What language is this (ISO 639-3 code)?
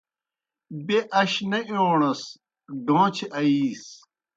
plk